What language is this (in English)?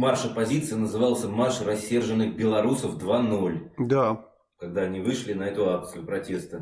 Russian